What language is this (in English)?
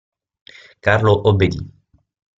Italian